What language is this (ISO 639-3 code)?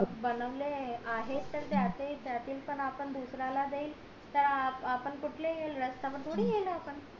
mar